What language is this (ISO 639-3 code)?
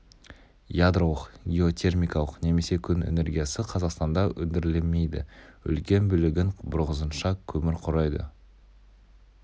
kaz